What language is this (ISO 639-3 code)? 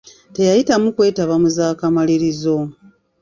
lug